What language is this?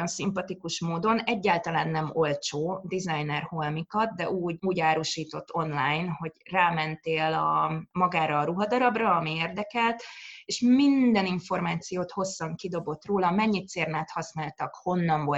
Hungarian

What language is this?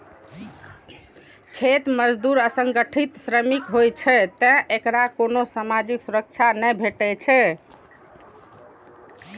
Maithili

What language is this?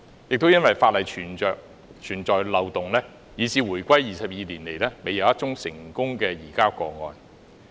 Cantonese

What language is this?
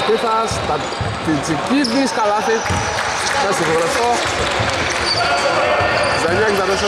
Greek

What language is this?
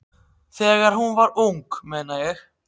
Icelandic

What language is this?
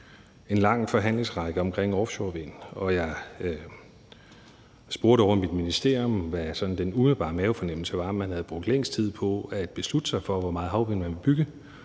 Danish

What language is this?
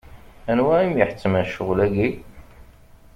Kabyle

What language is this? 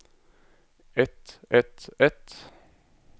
Norwegian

